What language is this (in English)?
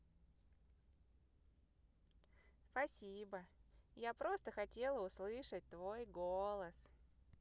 Russian